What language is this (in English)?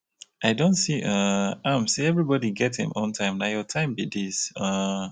Nigerian Pidgin